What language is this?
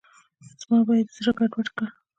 Pashto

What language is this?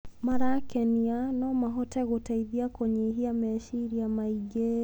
Kikuyu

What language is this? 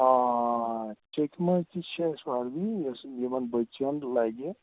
Kashmiri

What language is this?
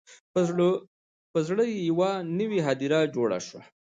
Pashto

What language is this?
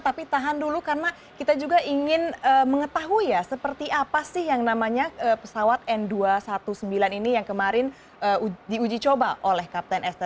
Indonesian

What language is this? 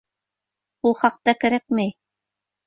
Bashkir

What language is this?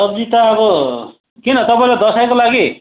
Nepali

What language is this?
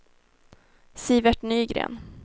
Swedish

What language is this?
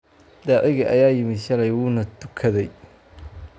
Somali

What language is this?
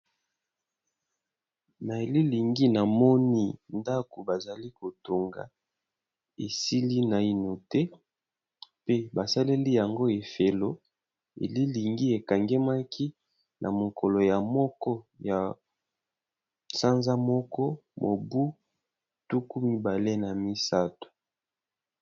Lingala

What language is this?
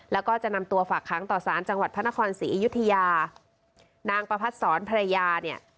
Thai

